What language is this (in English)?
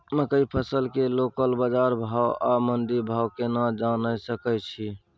Maithili